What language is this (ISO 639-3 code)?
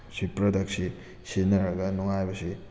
mni